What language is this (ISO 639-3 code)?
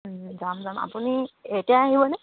asm